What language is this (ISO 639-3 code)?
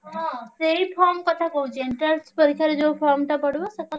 ori